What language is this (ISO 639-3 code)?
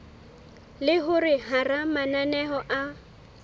sot